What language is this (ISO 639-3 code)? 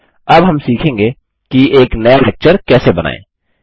hin